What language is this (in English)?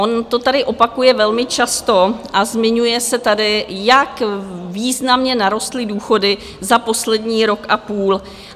Czech